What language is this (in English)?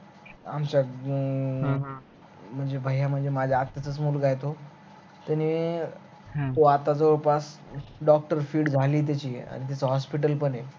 Marathi